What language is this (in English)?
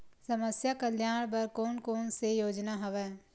Chhattisgarhi